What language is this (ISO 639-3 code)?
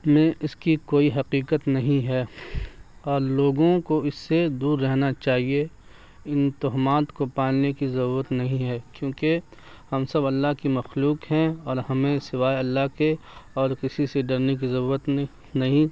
urd